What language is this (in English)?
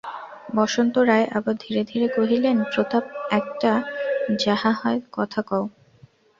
Bangla